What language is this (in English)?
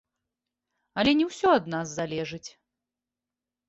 Belarusian